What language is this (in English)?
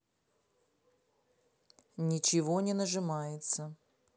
Russian